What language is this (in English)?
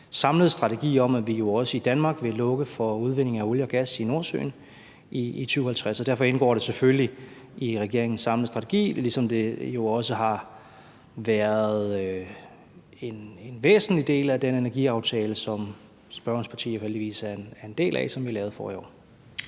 Danish